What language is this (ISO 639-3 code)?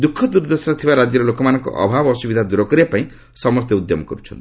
ori